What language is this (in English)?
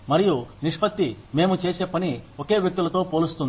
Telugu